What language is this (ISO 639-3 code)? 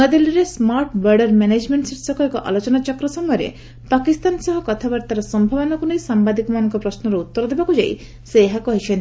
ori